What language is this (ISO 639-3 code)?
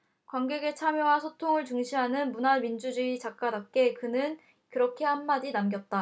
kor